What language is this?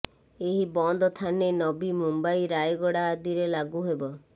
Odia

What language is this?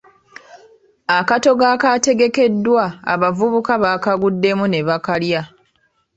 Ganda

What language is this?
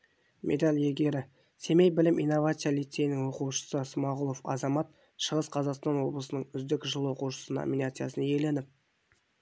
Kazakh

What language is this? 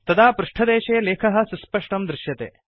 Sanskrit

